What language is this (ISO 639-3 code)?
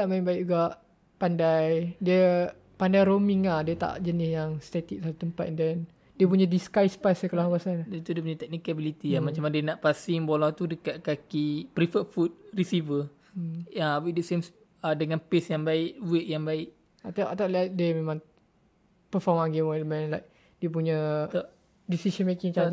msa